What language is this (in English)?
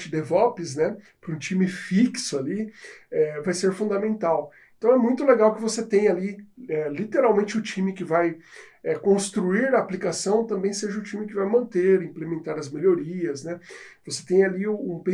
Portuguese